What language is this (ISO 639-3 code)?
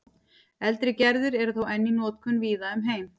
isl